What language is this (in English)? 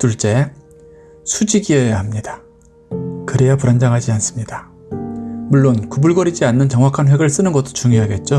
Korean